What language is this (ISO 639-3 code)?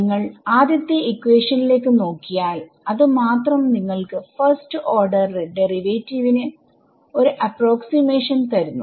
mal